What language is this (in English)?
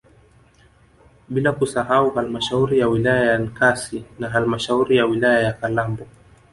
Swahili